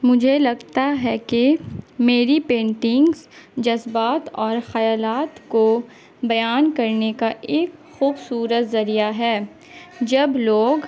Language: Urdu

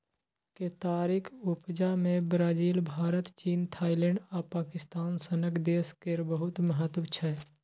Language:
Maithili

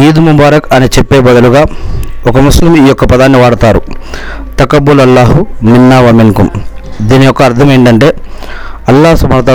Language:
Telugu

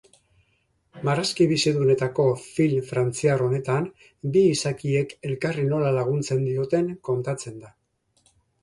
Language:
Basque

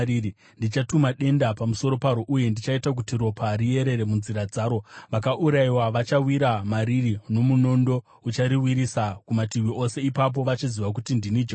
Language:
Shona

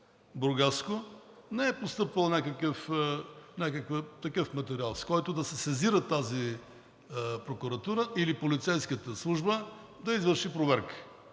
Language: Bulgarian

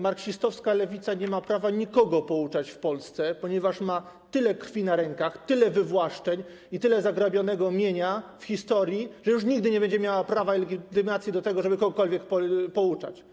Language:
Polish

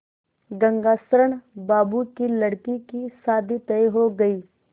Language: Hindi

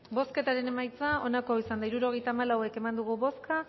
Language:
Basque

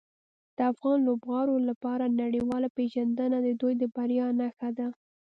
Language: Pashto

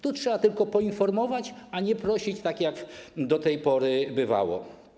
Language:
Polish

